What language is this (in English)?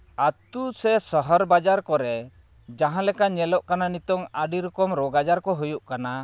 Santali